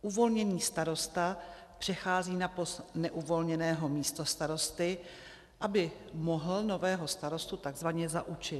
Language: Czech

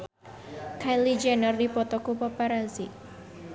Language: Sundanese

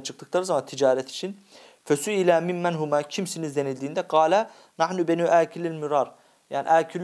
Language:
Turkish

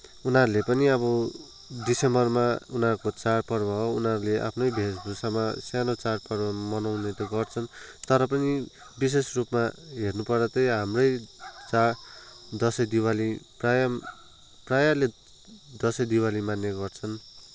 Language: Nepali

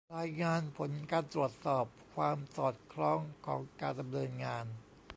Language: Thai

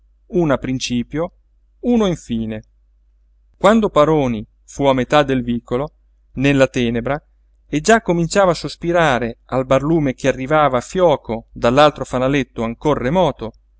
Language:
Italian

